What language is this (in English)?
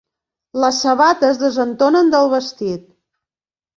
Catalan